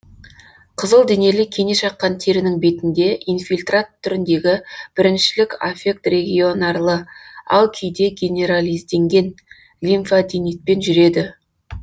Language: Kazakh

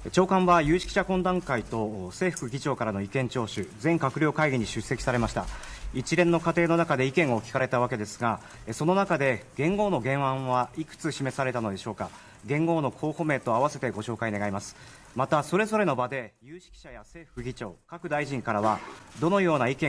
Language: Japanese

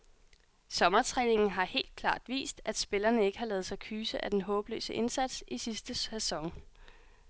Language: Danish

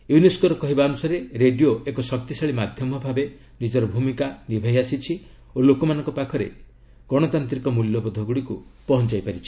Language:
Odia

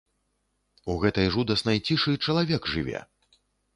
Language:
Belarusian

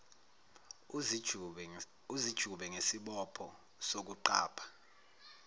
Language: Zulu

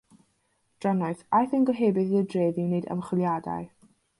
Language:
Welsh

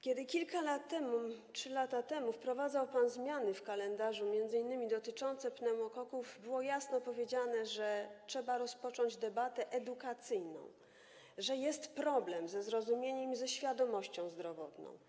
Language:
Polish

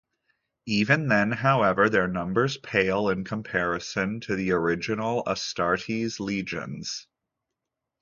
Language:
English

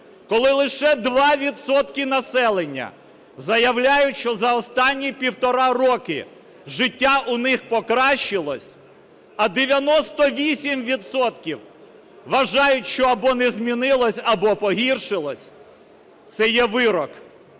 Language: Ukrainian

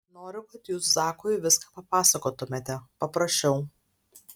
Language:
Lithuanian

